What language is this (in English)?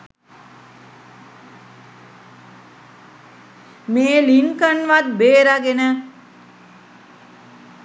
Sinhala